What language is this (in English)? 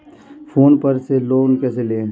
Hindi